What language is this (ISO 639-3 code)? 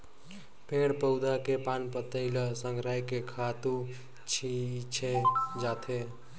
hne